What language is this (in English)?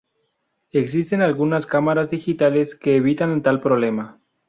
Spanish